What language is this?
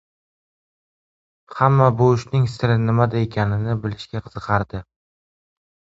Uzbek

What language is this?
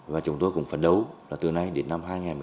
Vietnamese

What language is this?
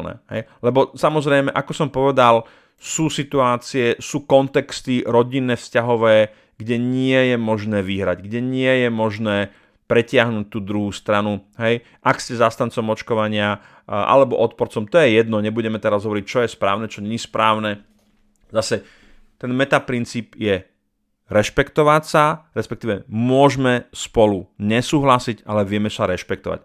Slovak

